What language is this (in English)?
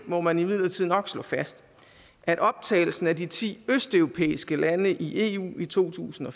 Danish